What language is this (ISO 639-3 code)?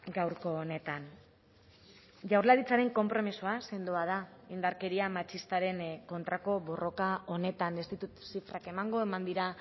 eus